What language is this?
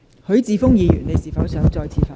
Cantonese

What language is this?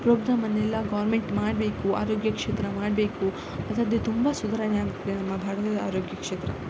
Kannada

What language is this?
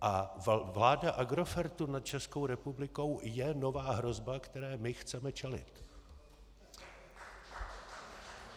Czech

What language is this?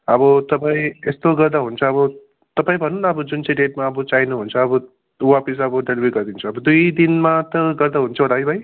Nepali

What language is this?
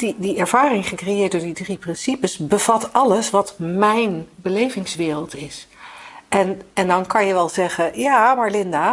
Dutch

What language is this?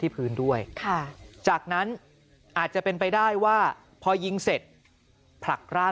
Thai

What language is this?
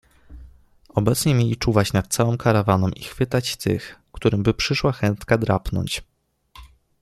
Polish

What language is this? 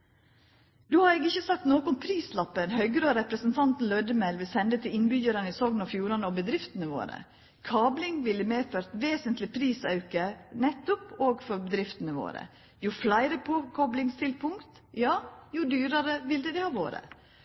Norwegian Nynorsk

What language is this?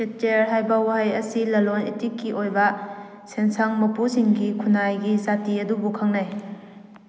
Manipuri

